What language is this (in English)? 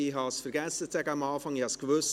Swiss German